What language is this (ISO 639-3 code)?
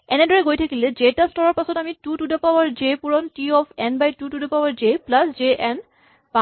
asm